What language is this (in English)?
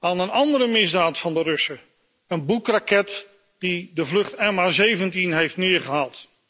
Dutch